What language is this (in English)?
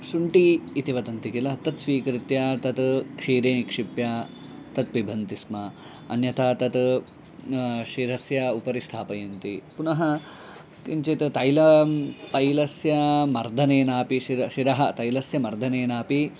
Sanskrit